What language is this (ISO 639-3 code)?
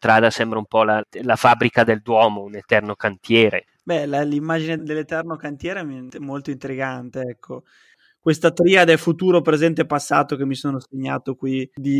ita